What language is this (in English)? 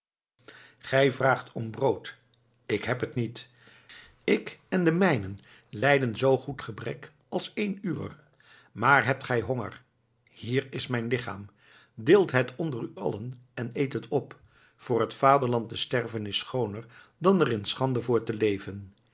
Dutch